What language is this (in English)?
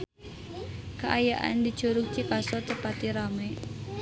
Sundanese